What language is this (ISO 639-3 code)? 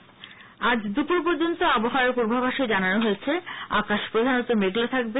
ben